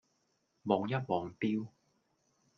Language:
Cantonese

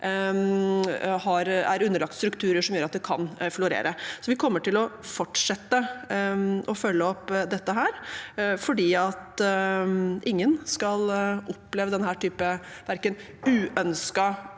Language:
Norwegian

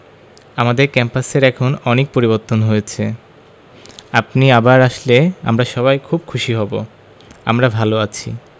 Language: Bangla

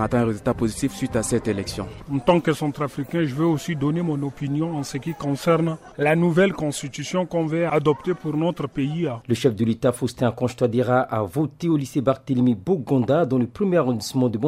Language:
French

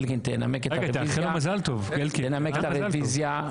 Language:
Hebrew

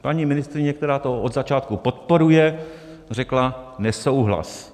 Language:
Czech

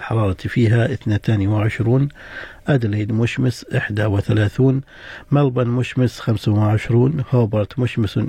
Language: Arabic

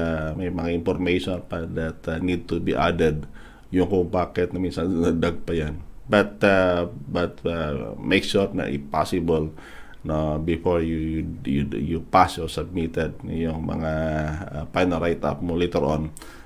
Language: Filipino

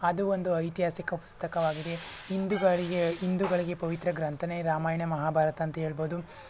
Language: Kannada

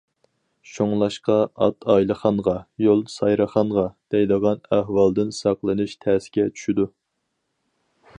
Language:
Uyghur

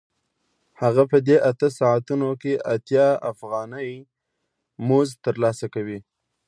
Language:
Pashto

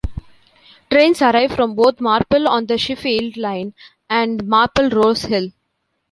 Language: English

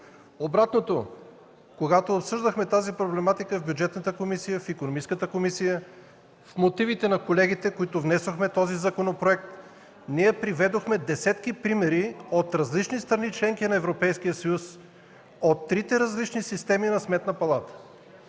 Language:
Bulgarian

